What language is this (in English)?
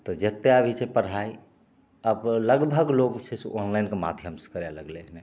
Maithili